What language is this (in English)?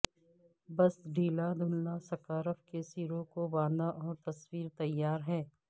Urdu